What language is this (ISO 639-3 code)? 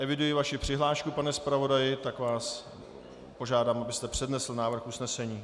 ces